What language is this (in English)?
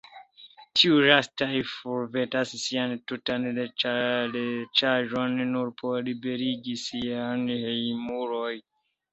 Esperanto